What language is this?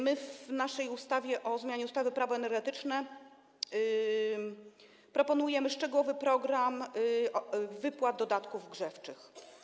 Polish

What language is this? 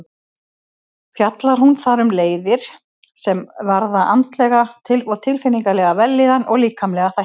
Icelandic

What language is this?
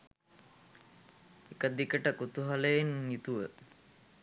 Sinhala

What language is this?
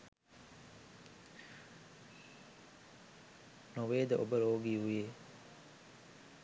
Sinhala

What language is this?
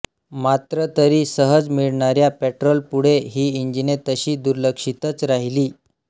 Marathi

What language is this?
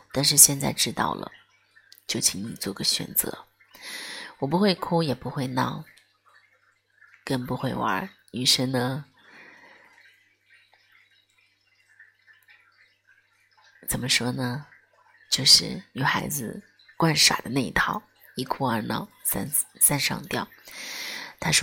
Chinese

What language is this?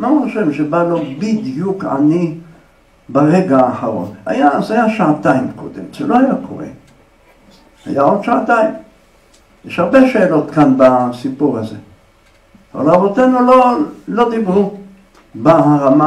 Hebrew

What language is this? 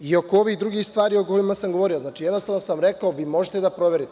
Serbian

